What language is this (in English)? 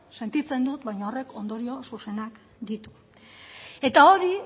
Basque